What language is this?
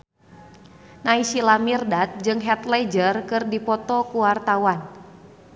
Sundanese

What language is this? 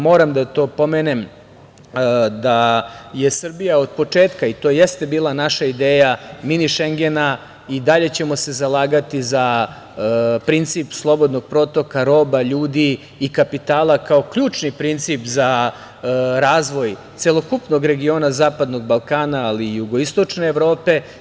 Serbian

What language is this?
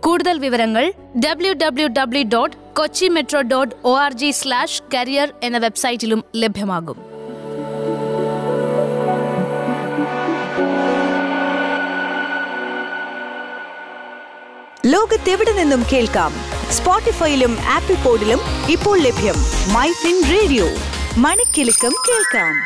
Malayalam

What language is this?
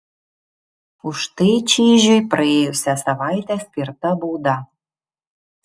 Lithuanian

